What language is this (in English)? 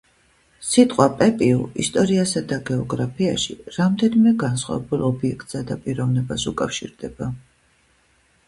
Georgian